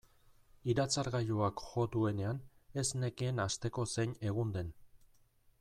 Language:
Basque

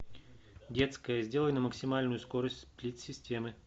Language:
Russian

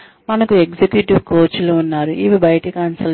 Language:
Telugu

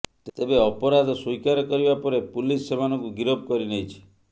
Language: Odia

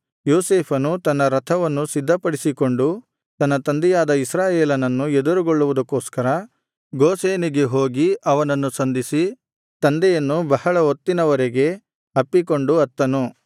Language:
Kannada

